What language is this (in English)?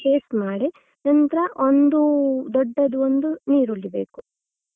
Kannada